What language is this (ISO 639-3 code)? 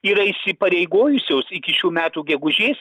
lit